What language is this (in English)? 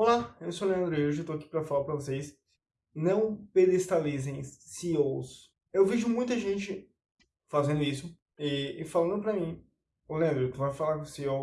Portuguese